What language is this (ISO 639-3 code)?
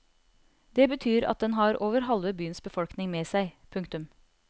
nor